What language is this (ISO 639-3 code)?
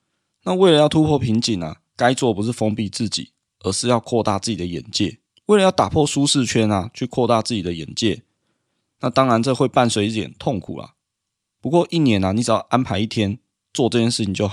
zho